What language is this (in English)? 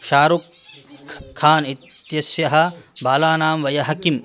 Sanskrit